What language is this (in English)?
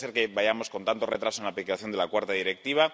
Spanish